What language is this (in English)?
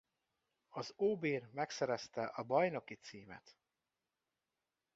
Hungarian